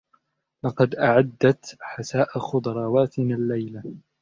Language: Arabic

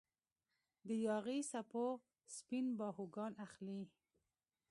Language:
Pashto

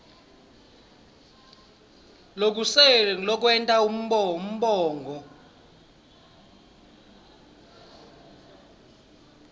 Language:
Swati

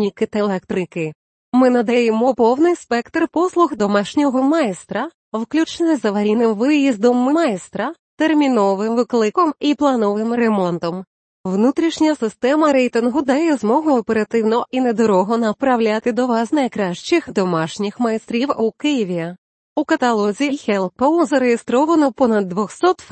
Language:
Ukrainian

